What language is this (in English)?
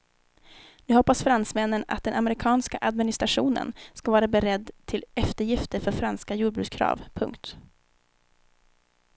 Swedish